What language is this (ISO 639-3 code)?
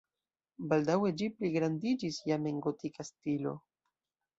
epo